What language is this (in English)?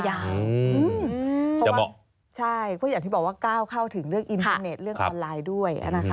Thai